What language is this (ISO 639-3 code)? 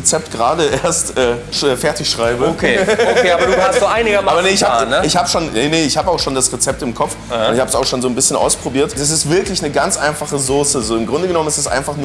deu